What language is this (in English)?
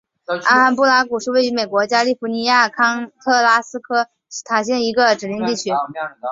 Chinese